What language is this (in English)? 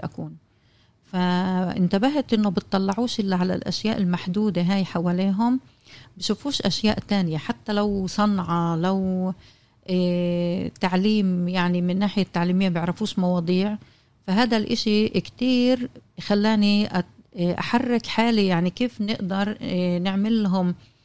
Arabic